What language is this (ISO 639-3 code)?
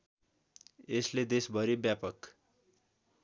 nep